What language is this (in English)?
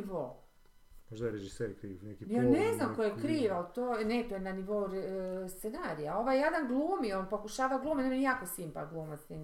Croatian